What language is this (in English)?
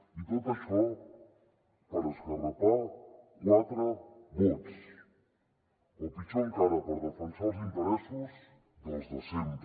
Catalan